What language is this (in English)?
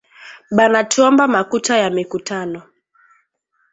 Swahili